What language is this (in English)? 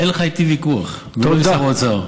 Hebrew